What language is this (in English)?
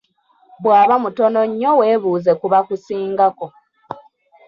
Ganda